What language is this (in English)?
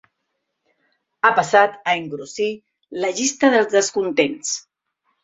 Catalan